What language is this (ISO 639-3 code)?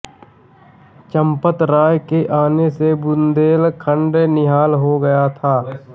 hin